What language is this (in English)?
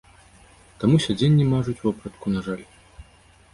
Belarusian